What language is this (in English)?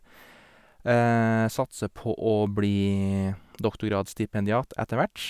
Norwegian